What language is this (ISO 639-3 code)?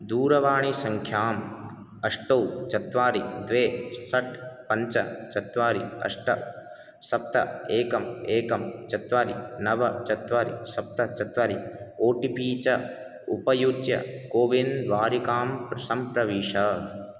san